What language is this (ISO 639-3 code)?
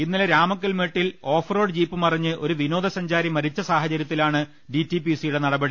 mal